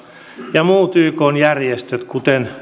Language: Finnish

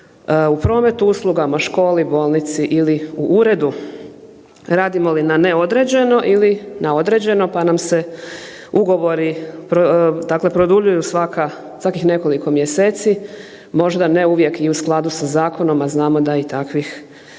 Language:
Croatian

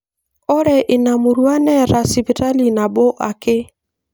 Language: Masai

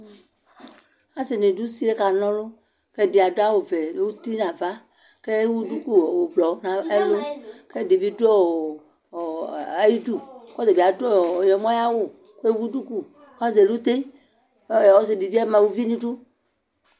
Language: Ikposo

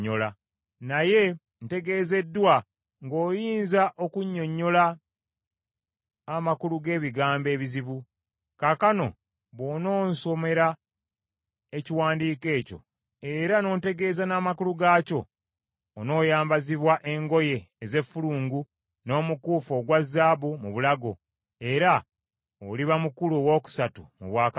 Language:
Ganda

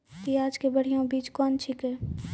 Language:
Maithili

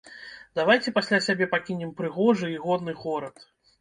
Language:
Belarusian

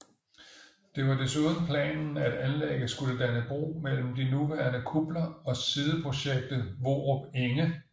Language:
Danish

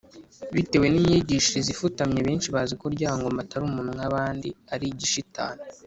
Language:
Kinyarwanda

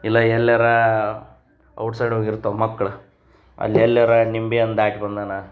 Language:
Kannada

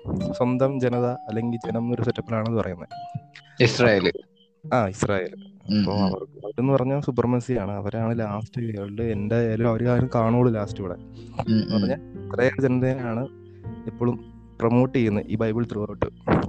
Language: Malayalam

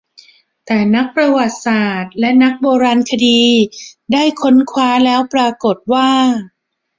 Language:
Thai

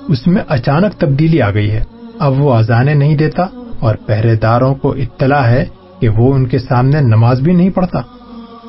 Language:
Urdu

